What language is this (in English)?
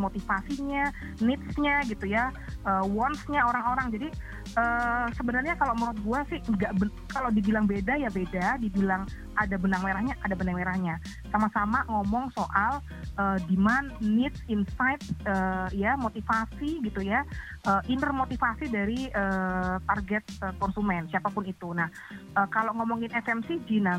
Indonesian